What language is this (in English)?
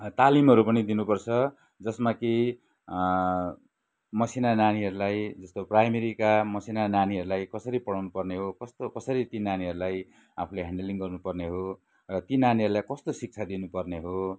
Nepali